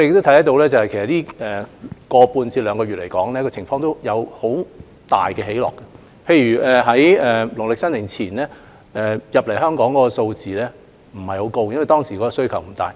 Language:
Cantonese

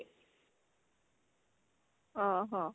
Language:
Odia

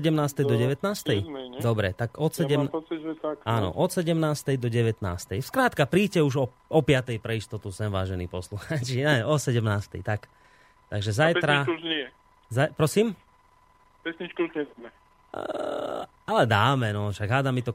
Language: Slovak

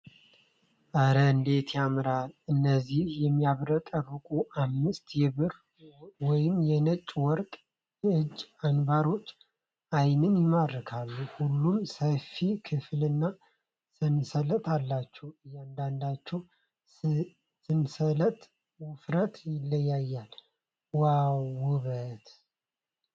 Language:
Amharic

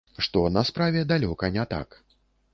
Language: Belarusian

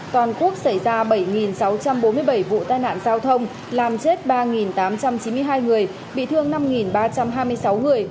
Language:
Vietnamese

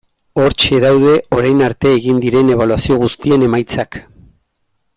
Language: Basque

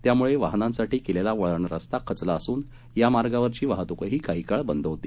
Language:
Marathi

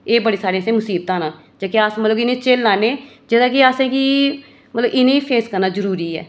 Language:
Dogri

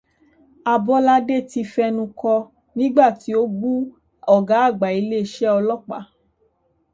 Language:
Yoruba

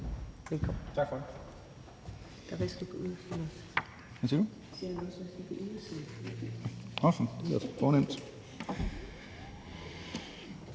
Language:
Danish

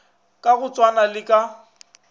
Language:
Northern Sotho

